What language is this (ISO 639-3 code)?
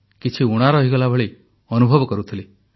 ori